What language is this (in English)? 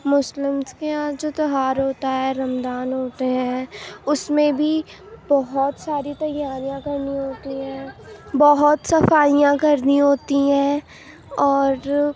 Urdu